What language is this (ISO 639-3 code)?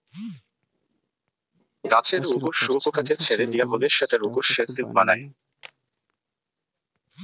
ben